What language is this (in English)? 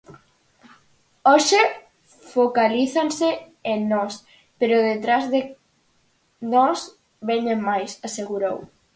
Galician